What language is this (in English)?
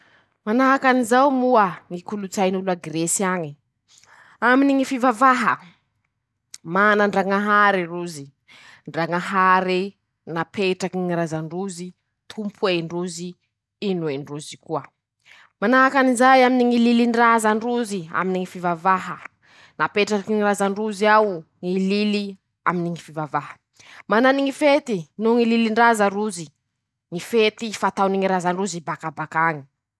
Masikoro Malagasy